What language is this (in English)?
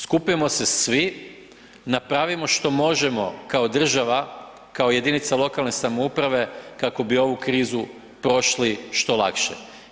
Croatian